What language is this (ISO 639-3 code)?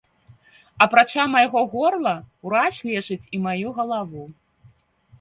bel